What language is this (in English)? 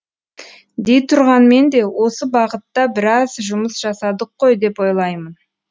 Kazakh